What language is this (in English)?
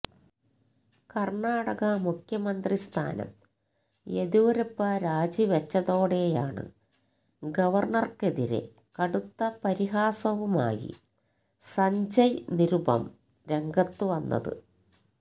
Malayalam